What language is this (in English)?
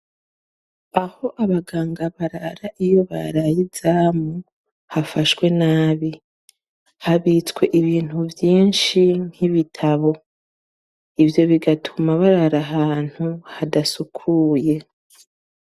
Rundi